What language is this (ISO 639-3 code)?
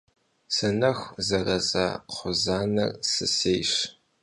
kbd